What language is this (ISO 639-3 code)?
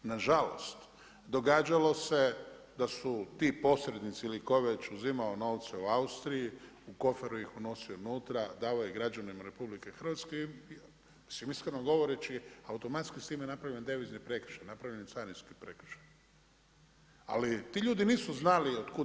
hrv